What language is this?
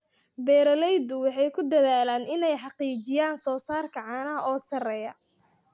Somali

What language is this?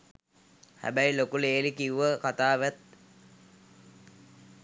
Sinhala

